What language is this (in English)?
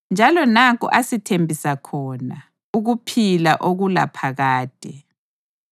North Ndebele